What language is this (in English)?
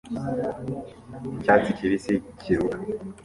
Kinyarwanda